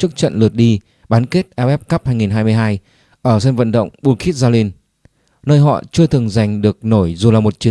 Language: Vietnamese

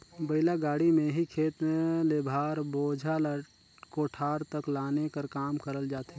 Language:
Chhattisgarhi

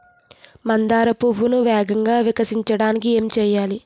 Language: Telugu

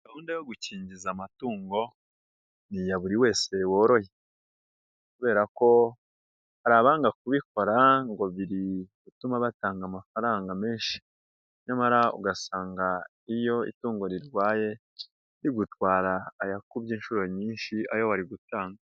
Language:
Kinyarwanda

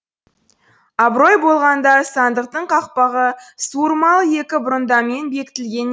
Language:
Kazakh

